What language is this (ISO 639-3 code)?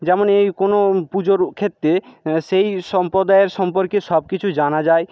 ben